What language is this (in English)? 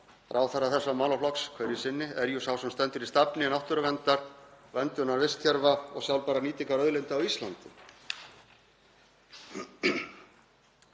Icelandic